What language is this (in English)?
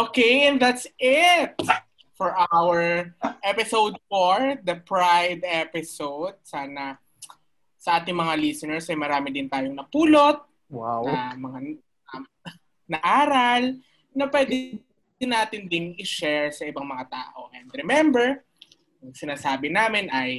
Filipino